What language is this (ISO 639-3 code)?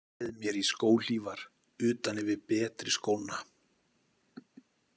isl